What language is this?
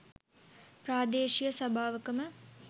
Sinhala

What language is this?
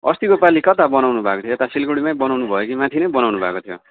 Nepali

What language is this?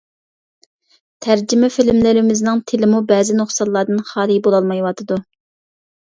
Uyghur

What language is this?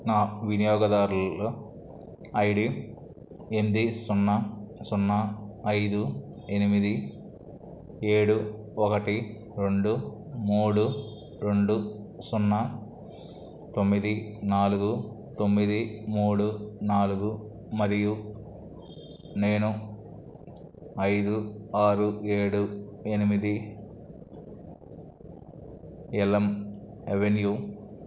Telugu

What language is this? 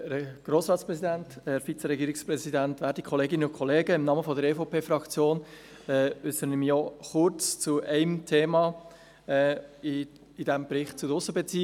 Swiss German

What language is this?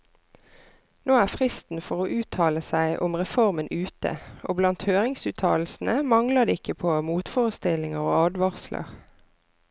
Norwegian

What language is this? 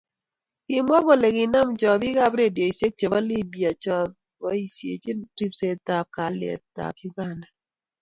Kalenjin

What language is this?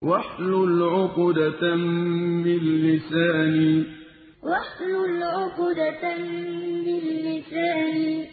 Arabic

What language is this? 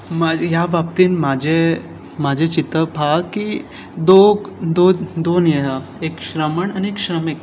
Konkani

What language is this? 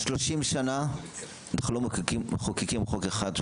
Hebrew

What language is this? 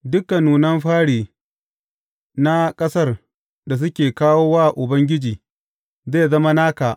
Hausa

